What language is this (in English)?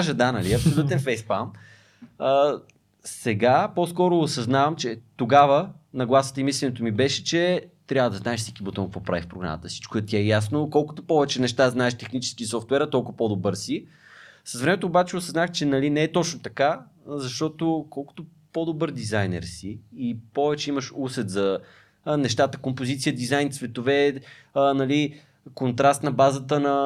Bulgarian